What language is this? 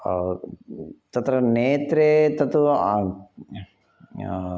Sanskrit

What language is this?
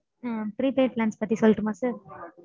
Tamil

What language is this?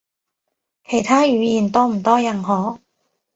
Cantonese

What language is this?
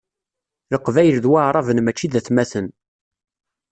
Kabyle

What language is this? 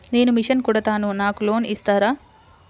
Telugu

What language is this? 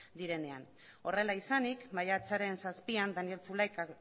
Basque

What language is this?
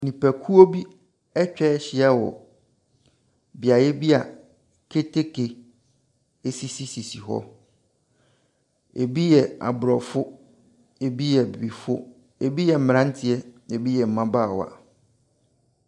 Akan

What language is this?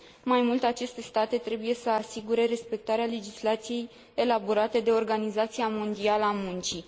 Romanian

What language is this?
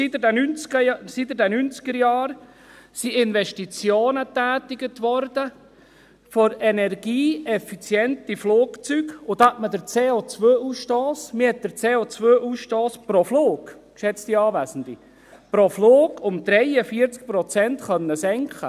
Swiss German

